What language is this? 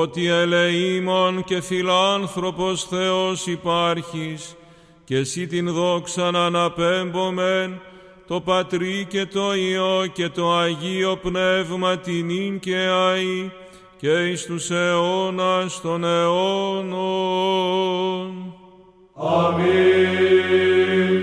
Greek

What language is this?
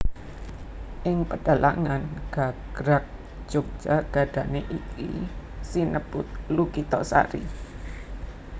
Javanese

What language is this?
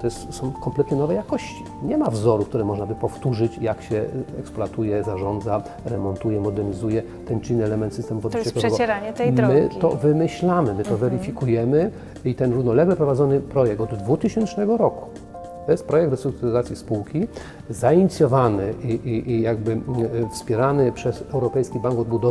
Polish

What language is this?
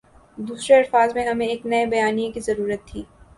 Urdu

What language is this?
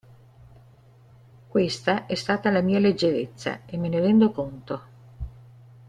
Italian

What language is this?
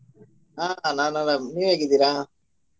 Kannada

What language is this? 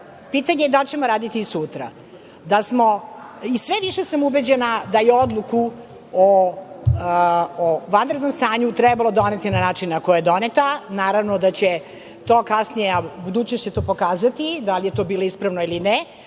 Serbian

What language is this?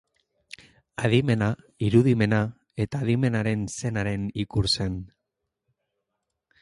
Basque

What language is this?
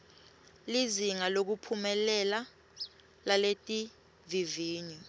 Swati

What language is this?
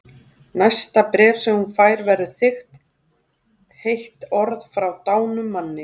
Icelandic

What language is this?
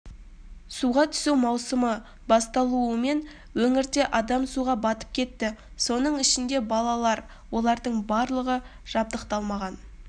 Kazakh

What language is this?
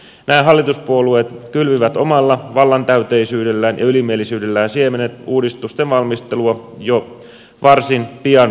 Finnish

